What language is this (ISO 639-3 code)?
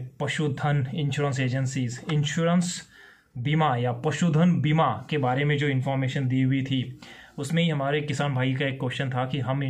hin